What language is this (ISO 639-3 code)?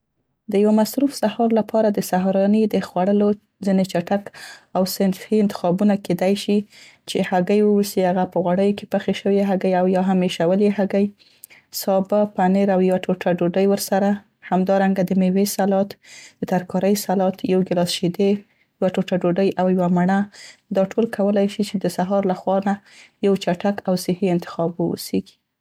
pst